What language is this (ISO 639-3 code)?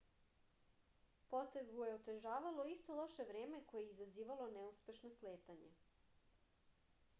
srp